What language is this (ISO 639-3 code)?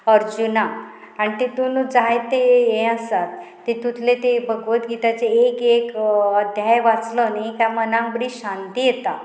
kok